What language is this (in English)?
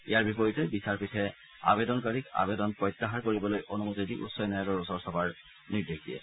Assamese